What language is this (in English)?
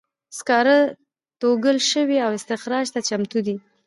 Pashto